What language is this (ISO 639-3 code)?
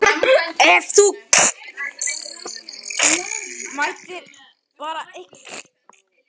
isl